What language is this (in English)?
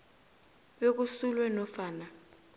South Ndebele